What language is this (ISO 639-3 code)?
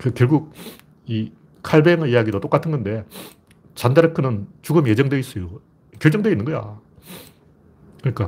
kor